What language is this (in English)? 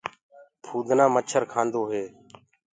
Gurgula